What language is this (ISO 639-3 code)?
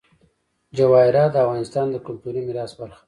pus